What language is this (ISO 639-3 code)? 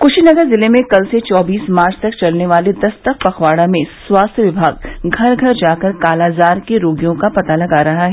hin